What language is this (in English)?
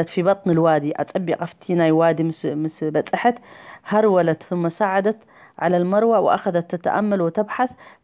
Arabic